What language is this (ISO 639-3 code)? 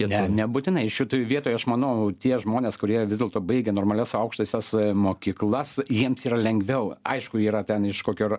lit